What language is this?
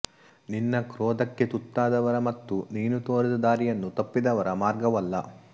Kannada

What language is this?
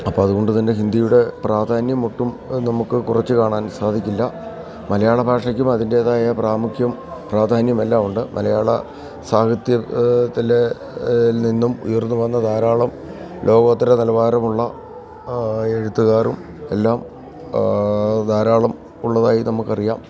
Malayalam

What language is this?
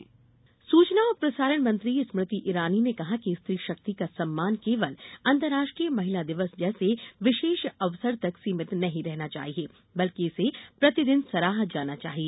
Hindi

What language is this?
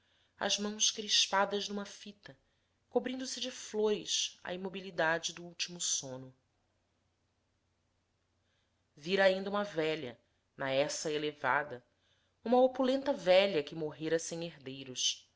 Portuguese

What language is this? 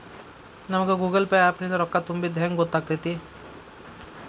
Kannada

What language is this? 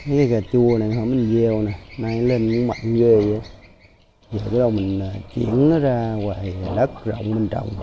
Vietnamese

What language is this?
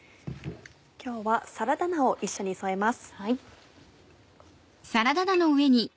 Japanese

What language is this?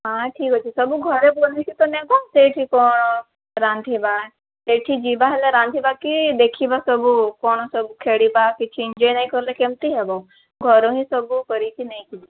Odia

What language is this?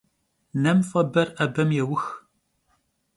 Kabardian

